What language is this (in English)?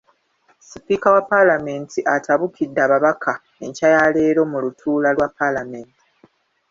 Ganda